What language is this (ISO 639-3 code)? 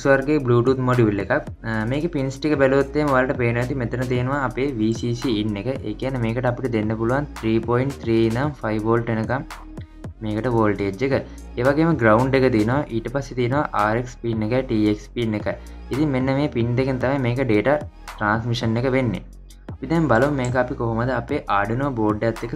ind